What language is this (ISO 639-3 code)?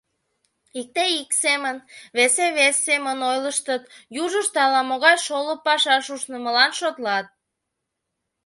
chm